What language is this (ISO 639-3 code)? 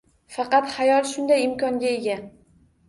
uzb